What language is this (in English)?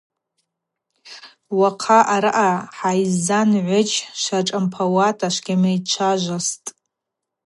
Abaza